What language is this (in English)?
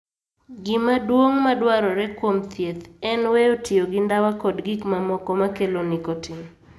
Luo (Kenya and Tanzania)